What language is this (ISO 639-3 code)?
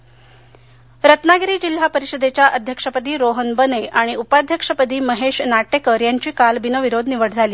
mar